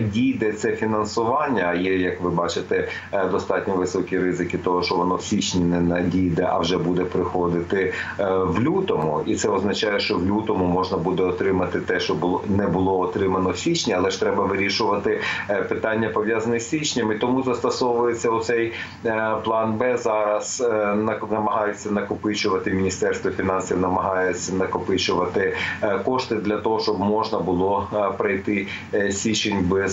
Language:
Ukrainian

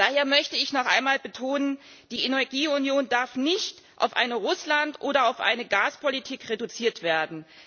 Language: German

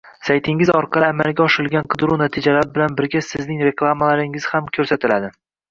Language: Uzbek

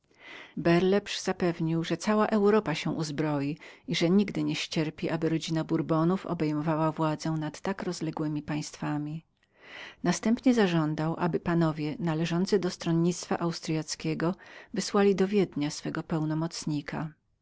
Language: Polish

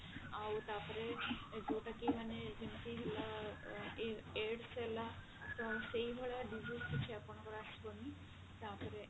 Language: Odia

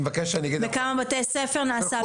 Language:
Hebrew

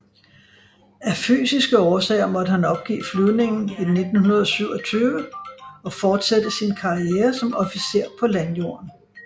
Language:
Danish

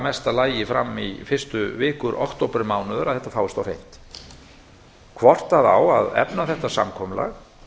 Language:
Icelandic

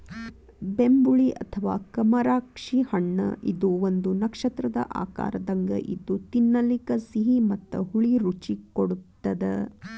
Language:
Kannada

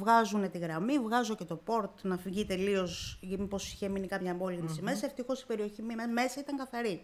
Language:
Greek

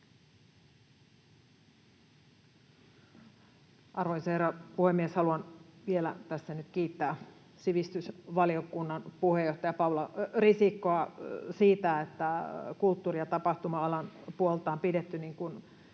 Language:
Finnish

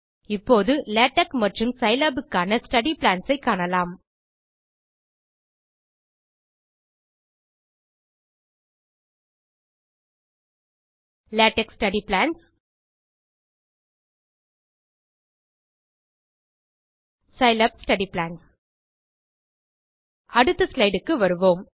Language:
Tamil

